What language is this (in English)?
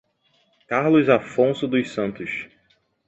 Portuguese